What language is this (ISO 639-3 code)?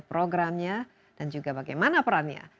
ind